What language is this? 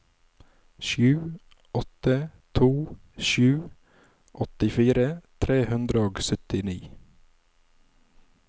Norwegian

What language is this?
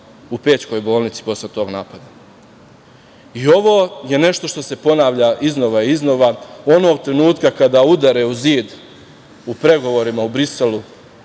Serbian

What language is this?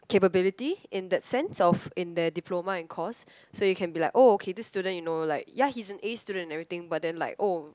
English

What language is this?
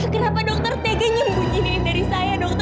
Indonesian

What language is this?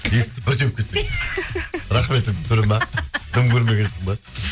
Kazakh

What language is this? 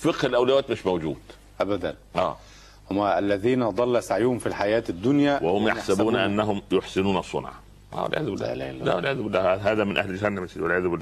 Arabic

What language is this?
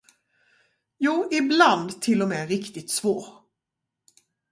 Swedish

